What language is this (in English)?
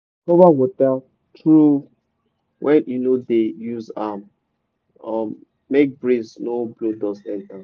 Nigerian Pidgin